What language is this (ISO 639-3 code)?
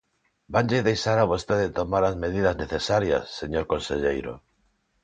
glg